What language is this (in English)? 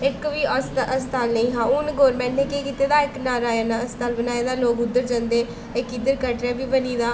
Dogri